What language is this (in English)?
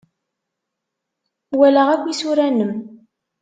Kabyle